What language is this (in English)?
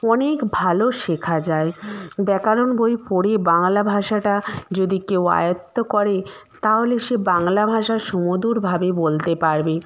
Bangla